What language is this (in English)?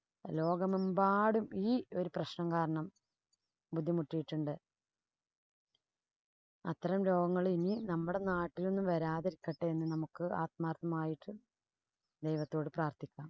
Malayalam